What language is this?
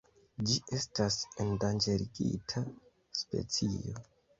Esperanto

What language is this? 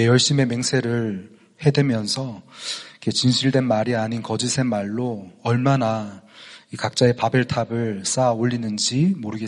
Korean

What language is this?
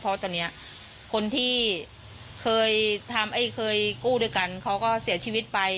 Thai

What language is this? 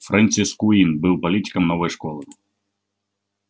Russian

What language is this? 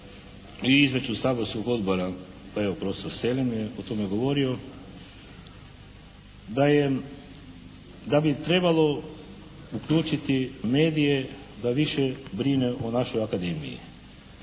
Croatian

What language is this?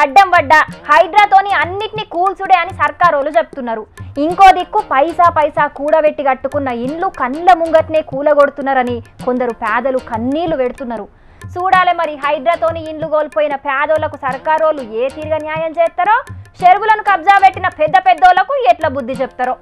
Telugu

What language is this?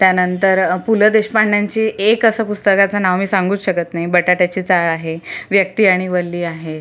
Marathi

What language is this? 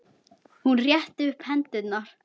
Icelandic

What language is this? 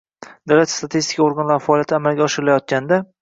Uzbek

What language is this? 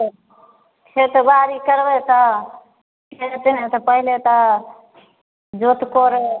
Maithili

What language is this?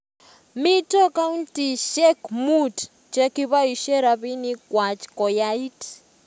Kalenjin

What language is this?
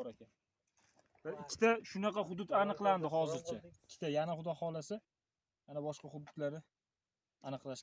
Uzbek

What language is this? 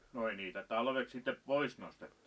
Finnish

